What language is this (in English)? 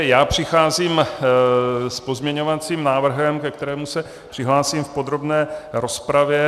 Czech